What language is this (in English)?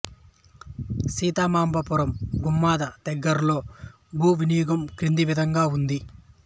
Telugu